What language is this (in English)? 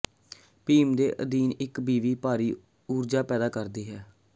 Punjabi